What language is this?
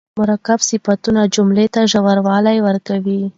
Pashto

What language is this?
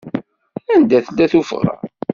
Kabyle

